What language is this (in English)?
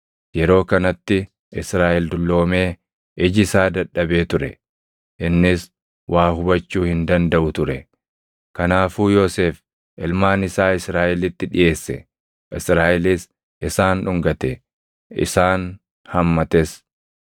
Oromo